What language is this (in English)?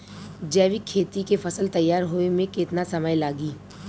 Bhojpuri